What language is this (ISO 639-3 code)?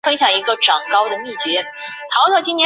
zho